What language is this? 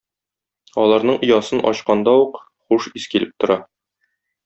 Tatar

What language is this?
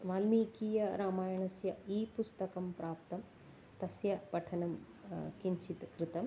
Sanskrit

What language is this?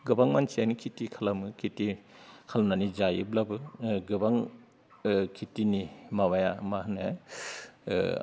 Bodo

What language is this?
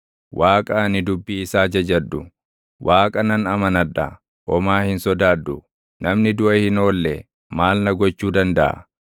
Oromo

